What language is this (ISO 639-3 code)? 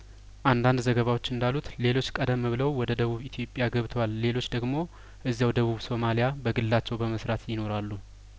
amh